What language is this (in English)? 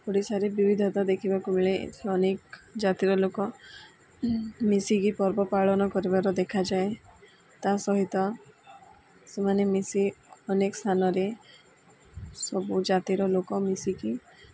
Odia